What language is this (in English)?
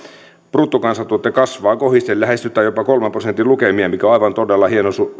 Finnish